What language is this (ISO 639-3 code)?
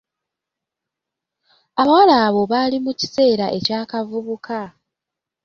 lug